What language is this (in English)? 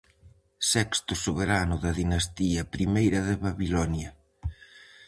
Galician